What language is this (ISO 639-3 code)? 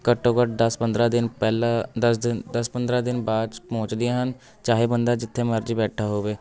pan